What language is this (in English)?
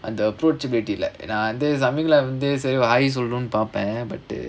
English